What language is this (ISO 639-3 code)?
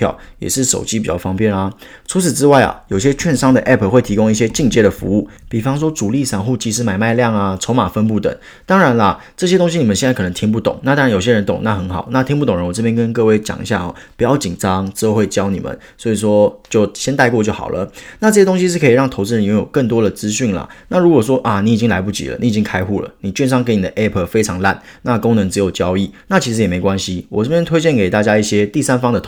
zho